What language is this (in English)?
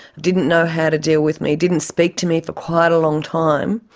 English